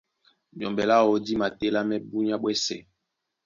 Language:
Duala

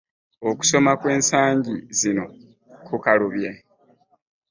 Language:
Ganda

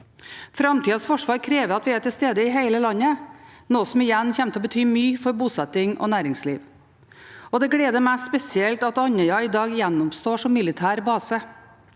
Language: Norwegian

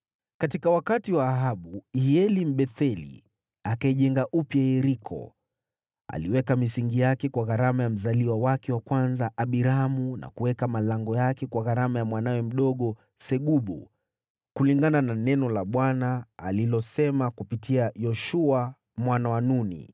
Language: Swahili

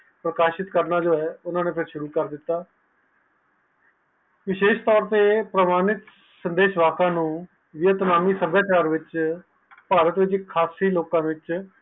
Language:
Punjabi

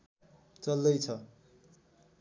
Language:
Nepali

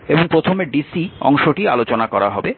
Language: Bangla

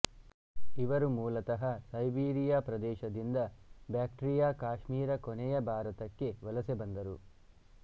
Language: Kannada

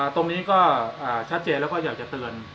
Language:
Thai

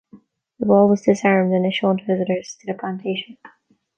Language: English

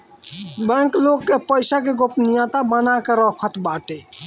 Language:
Bhojpuri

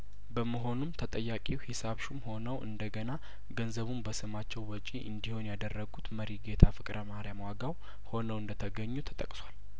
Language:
Amharic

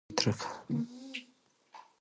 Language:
Pashto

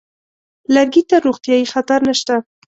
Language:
Pashto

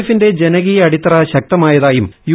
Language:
Malayalam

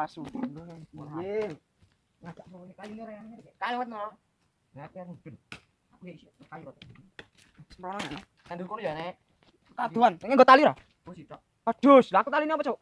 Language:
Indonesian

